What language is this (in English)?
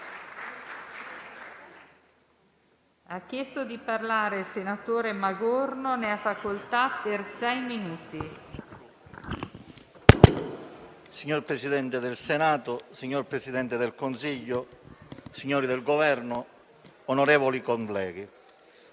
Italian